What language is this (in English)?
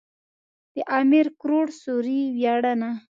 Pashto